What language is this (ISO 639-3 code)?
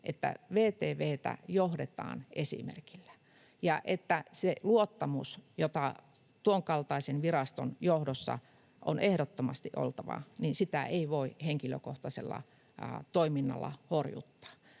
fin